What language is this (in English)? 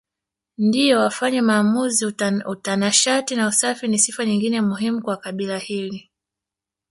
Swahili